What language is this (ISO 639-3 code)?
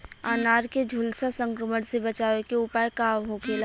bho